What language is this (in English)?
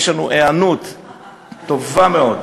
Hebrew